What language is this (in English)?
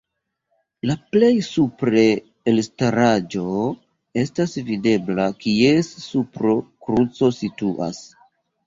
Esperanto